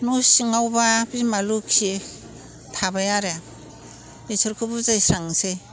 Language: Bodo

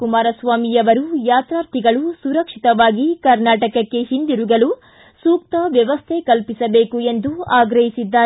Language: Kannada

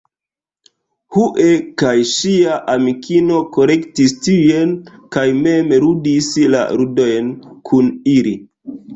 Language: Esperanto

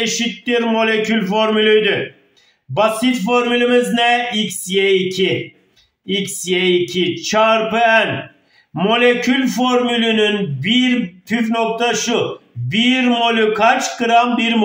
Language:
Turkish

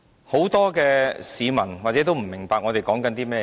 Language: Cantonese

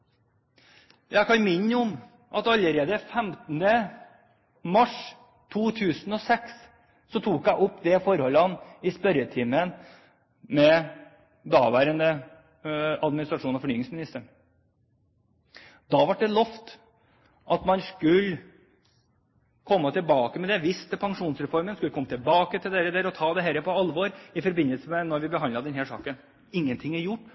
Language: Norwegian Bokmål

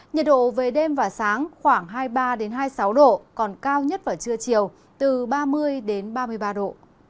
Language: Vietnamese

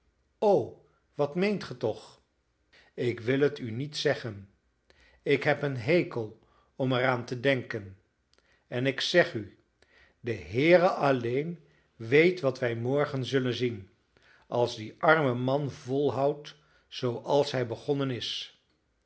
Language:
Dutch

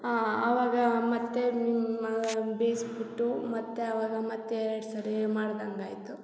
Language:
Kannada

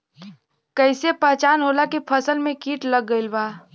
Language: Bhojpuri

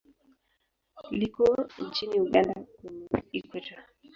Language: Swahili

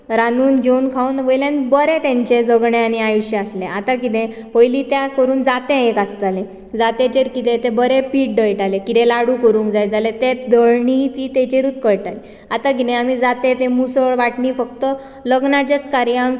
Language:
Konkani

